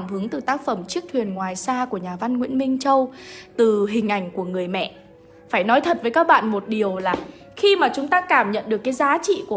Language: Vietnamese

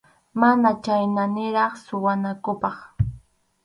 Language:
Arequipa-La Unión Quechua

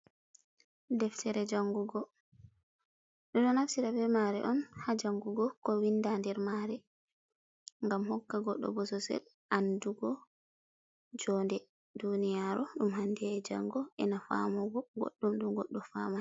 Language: Fula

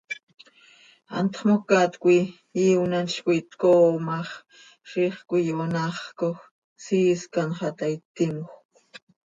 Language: Seri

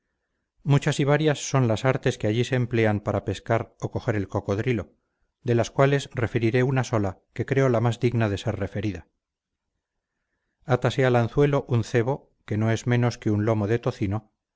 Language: Spanish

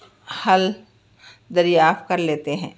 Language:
Urdu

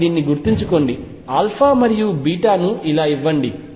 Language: Telugu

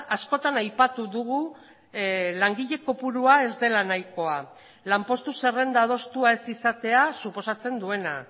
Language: Basque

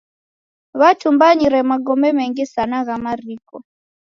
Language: Taita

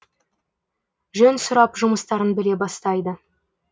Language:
Kazakh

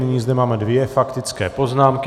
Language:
Czech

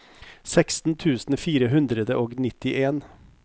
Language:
Norwegian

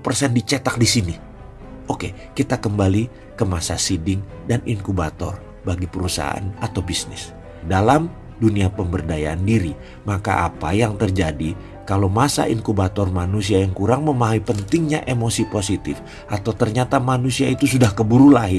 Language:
Indonesian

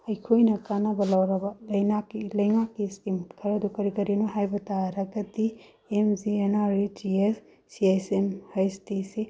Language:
Manipuri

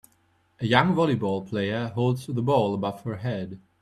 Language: English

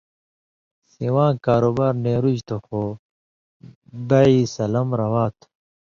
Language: Indus Kohistani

